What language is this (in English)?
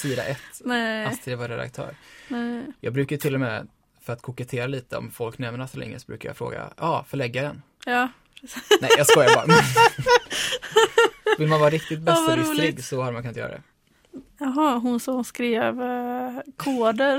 Swedish